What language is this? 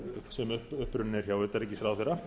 Icelandic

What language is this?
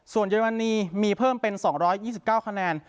Thai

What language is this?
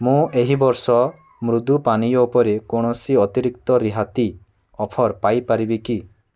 Odia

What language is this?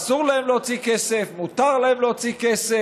Hebrew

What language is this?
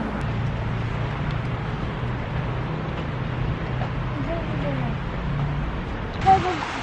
Korean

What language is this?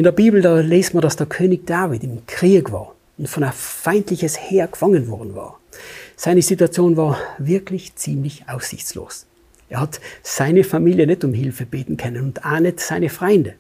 German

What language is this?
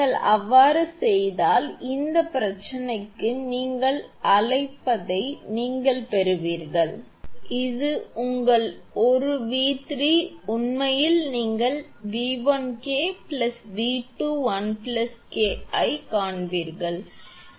Tamil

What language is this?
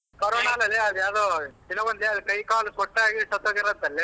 Kannada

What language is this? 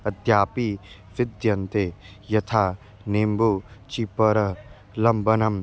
Sanskrit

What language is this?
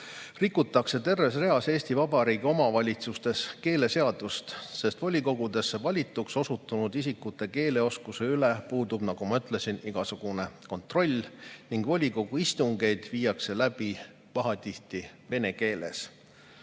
Estonian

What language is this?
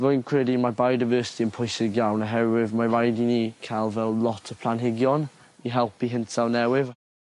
Welsh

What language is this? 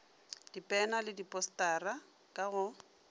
Northern Sotho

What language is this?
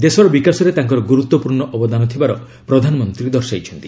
Odia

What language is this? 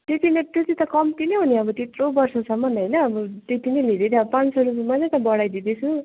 Nepali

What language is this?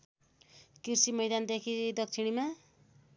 Nepali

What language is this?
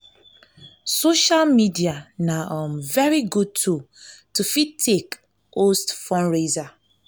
Nigerian Pidgin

